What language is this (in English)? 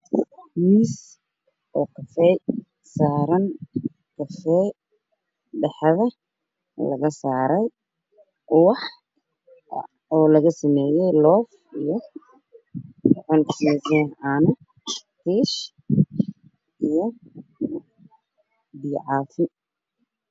Somali